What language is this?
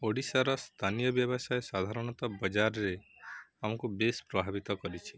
Odia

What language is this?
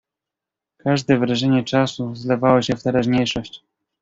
Polish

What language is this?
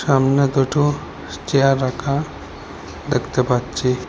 Bangla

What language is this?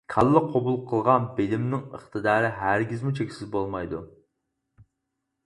Uyghur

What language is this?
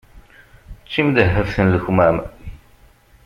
Kabyle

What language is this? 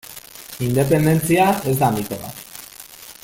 Basque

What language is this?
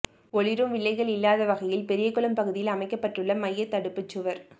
Tamil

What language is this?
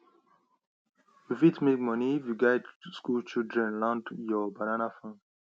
Nigerian Pidgin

